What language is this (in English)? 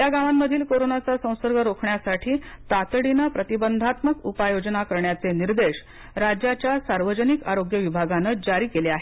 Marathi